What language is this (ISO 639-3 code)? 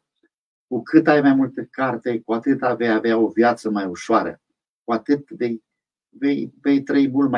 ron